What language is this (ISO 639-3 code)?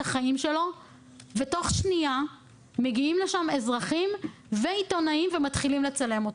heb